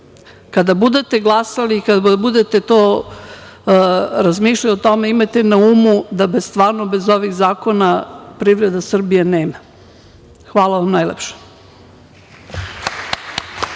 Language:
Serbian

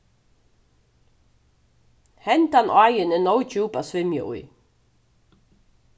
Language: Faroese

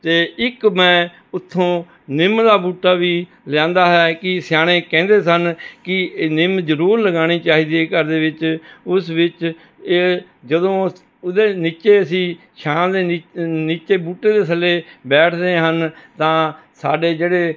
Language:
Punjabi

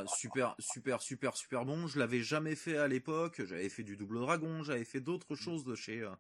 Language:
French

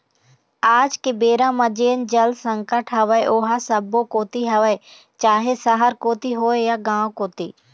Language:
Chhattisgarhi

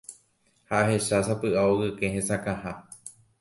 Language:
Guarani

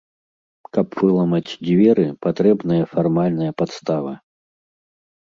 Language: Belarusian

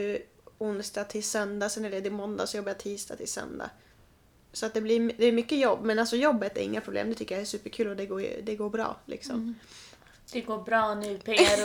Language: Swedish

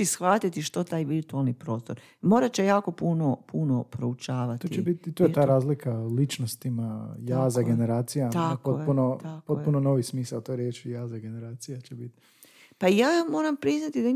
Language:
Croatian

